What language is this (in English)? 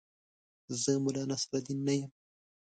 Pashto